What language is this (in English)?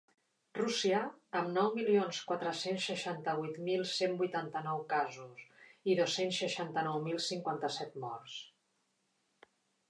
Catalan